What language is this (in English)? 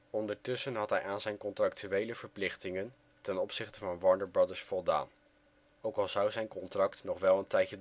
Dutch